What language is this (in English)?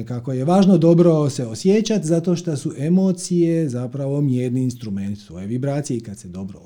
Croatian